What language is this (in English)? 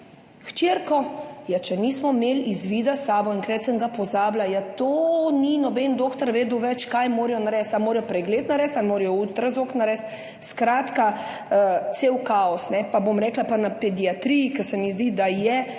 Slovenian